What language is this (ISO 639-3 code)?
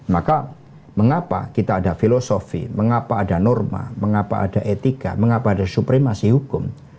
ind